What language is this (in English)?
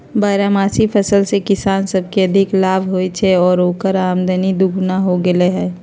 Magahi